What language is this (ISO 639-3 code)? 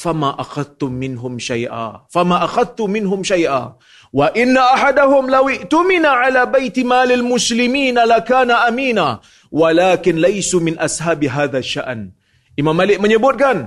msa